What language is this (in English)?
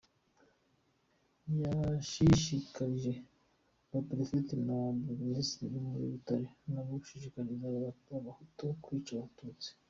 Kinyarwanda